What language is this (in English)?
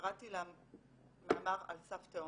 Hebrew